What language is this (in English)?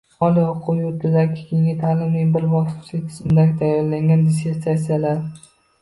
Uzbek